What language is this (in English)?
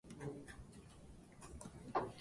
Japanese